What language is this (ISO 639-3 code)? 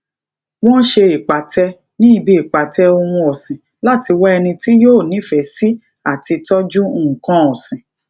yor